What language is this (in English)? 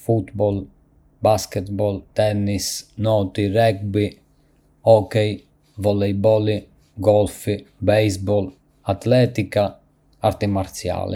Arbëreshë Albanian